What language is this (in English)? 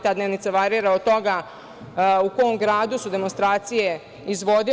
Serbian